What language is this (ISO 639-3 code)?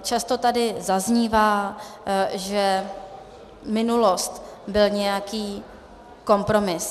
ces